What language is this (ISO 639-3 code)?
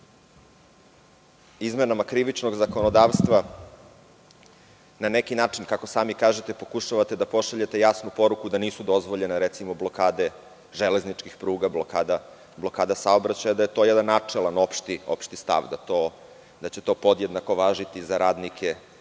srp